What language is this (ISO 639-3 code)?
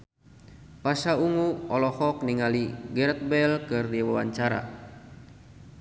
sun